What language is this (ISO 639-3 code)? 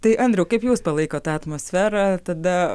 lit